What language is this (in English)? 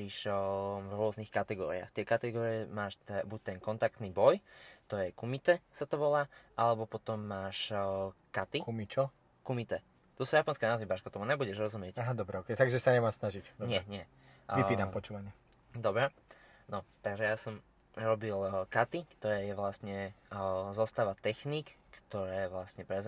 Slovak